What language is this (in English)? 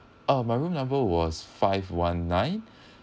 English